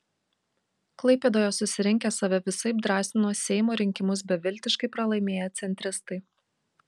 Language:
Lithuanian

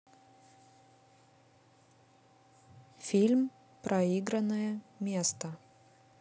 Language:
Russian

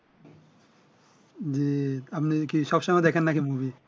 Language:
Bangla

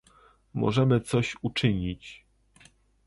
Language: Polish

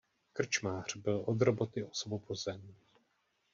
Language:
Czech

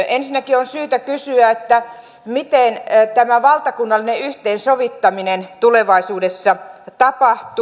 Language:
Finnish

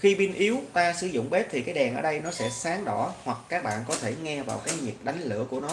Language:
Vietnamese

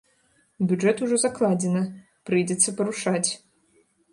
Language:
Belarusian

